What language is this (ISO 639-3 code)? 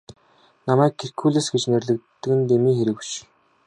mon